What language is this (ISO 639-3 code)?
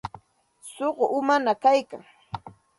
qxt